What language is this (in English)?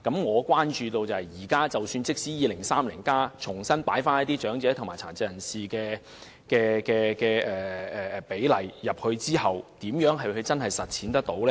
Cantonese